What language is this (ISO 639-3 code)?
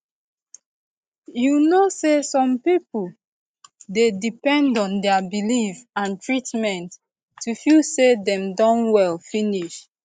pcm